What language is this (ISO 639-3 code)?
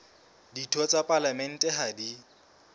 sot